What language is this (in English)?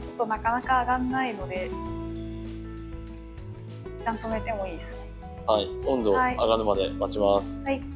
Japanese